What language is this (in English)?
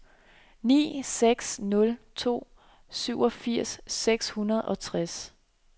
Danish